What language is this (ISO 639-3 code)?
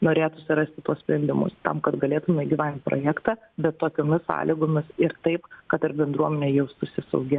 lit